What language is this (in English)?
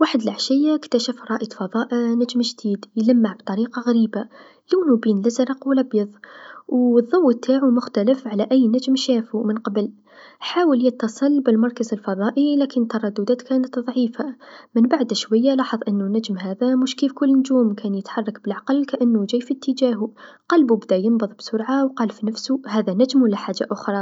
Tunisian Arabic